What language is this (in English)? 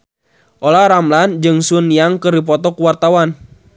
Sundanese